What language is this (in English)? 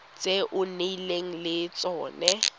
Tswana